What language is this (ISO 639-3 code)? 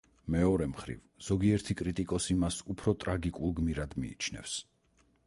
kat